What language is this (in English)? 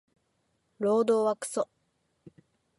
Japanese